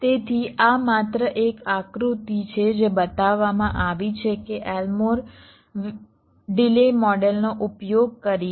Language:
Gujarati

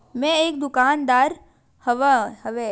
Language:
Chhattisgarhi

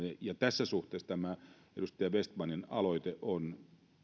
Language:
Finnish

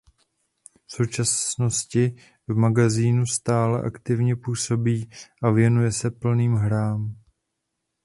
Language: Czech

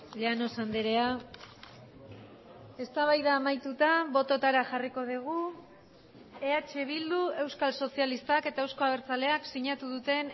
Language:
Basque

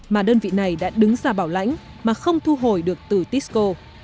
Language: Vietnamese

